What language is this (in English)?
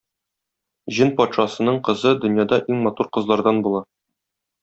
Tatar